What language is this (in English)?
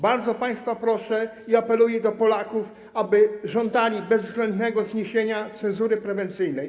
Polish